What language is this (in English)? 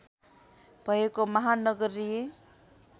Nepali